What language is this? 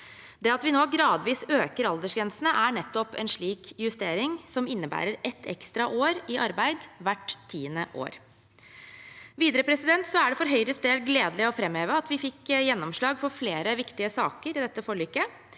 Norwegian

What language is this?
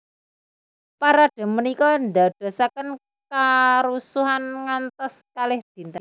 Javanese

